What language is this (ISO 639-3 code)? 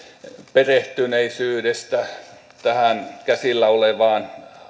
fin